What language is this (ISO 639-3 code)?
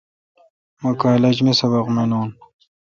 xka